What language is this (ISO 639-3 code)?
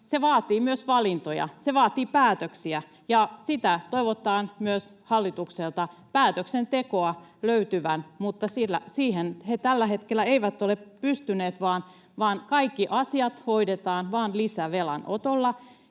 fin